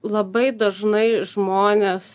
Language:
Lithuanian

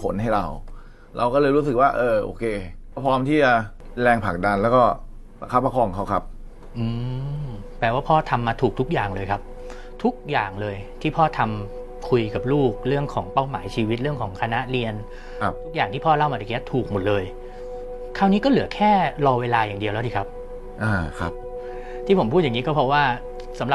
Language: Thai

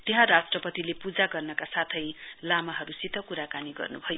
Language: Nepali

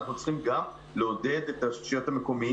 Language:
Hebrew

